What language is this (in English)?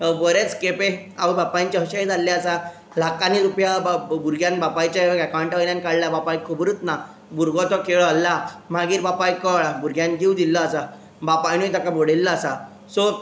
Konkani